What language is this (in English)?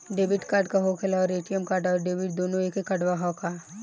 Bhojpuri